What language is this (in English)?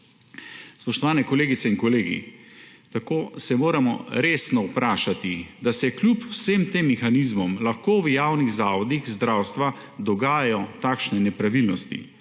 Slovenian